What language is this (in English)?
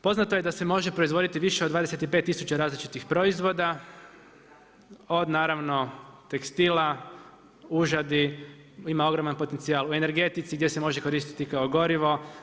Croatian